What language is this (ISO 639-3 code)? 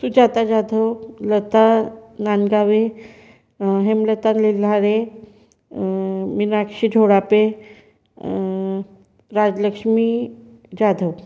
mar